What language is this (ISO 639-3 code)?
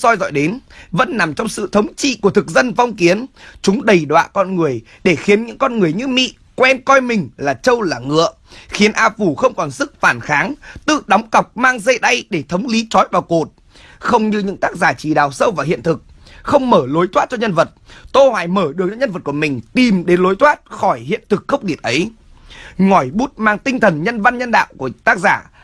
vie